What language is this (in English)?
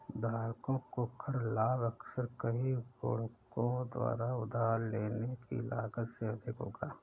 Hindi